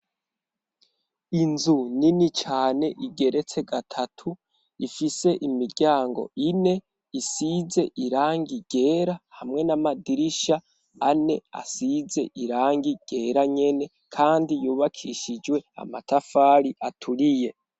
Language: Rundi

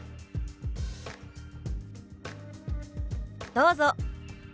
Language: Japanese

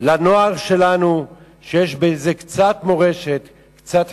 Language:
Hebrew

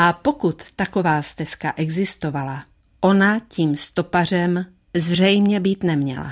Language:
Czech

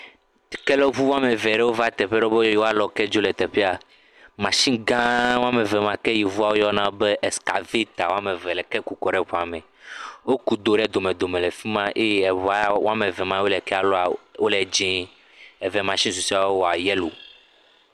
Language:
Ewe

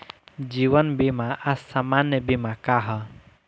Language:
Bhojpuri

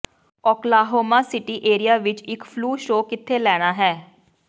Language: Punjabi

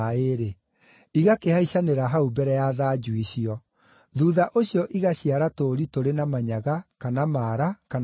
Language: Kikuyu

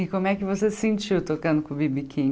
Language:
Portuguese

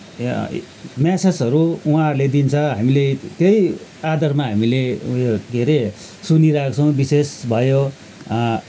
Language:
Nepali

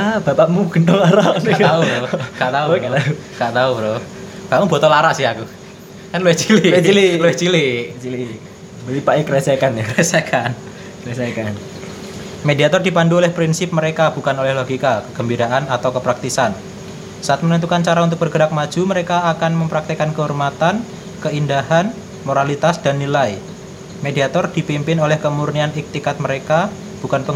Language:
Indonesian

